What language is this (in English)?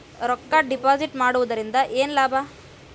Kannada